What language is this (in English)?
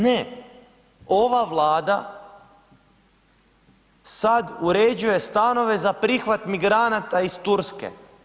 Croatian